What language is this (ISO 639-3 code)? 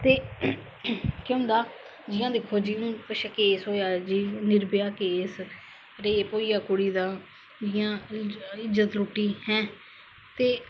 doi